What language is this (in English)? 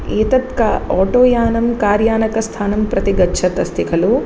Sanskrit